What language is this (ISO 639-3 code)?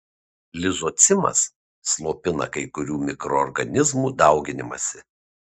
lit